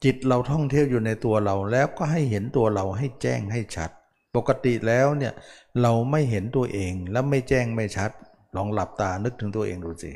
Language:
Thai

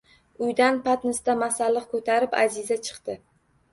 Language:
Uzbek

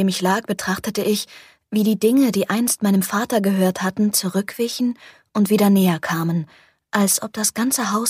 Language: German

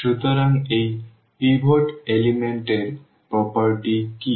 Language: Bangla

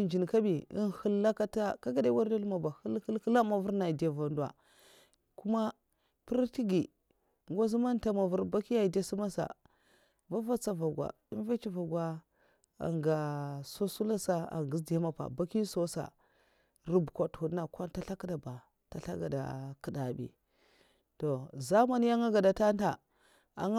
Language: Mafa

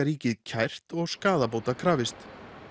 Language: Icelandic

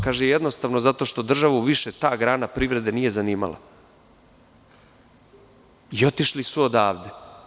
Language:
Serbian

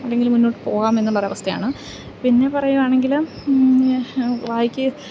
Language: Malayalam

